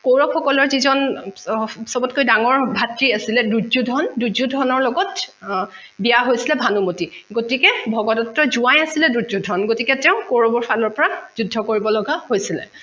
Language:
Assamese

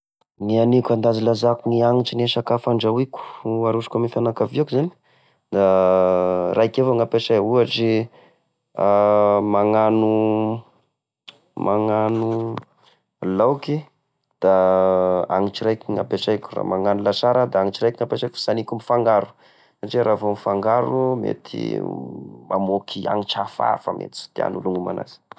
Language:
Tesaka Malagasy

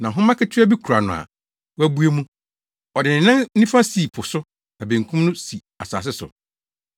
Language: Akan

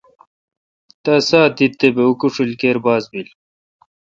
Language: Kalkoti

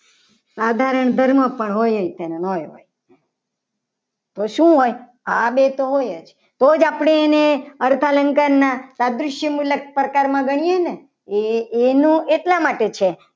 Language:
Gujarati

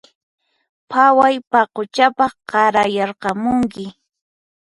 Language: Puno Quechua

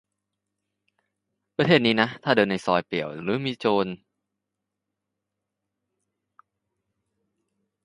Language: Thai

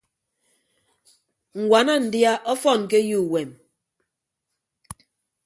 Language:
Ibibio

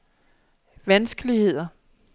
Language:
Danish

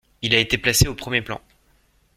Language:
French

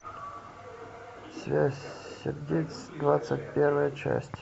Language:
Russian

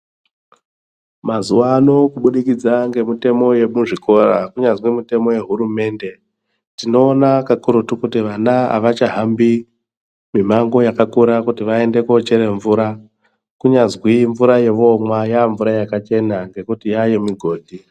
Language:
Ndau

